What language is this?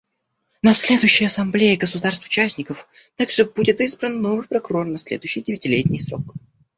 Russian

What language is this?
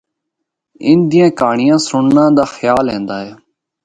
Northern Hindko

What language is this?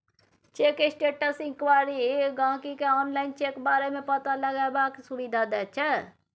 Maithili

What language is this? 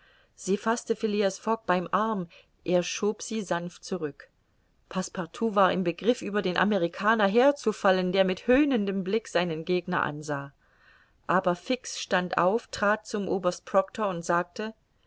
German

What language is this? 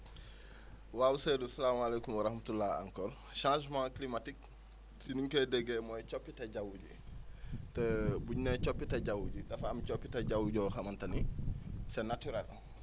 Wolof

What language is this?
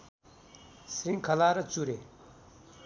Nepali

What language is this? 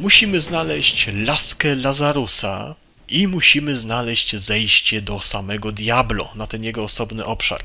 Polish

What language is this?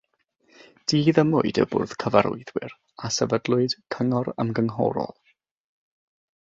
Welsh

